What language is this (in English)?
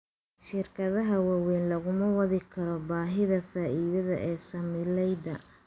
Somali